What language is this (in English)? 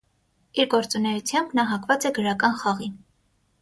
Armenian